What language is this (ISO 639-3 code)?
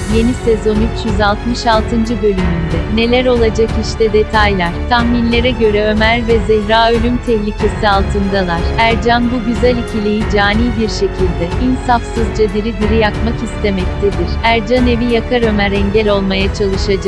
tur